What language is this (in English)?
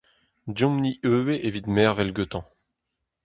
Breton